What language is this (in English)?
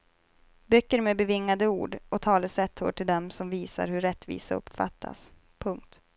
Swedish